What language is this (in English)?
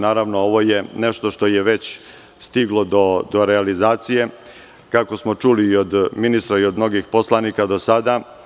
Serbian